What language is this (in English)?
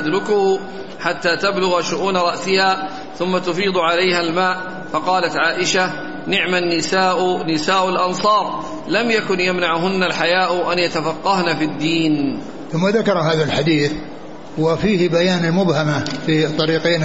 Arabic